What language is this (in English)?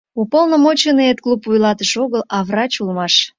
Mari